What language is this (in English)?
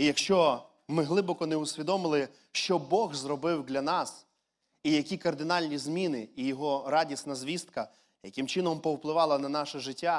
Ukrainian